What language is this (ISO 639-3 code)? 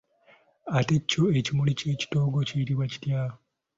lug